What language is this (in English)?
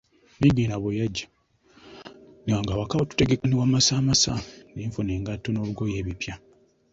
Ganda